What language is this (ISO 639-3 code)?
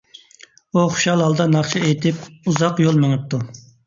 uig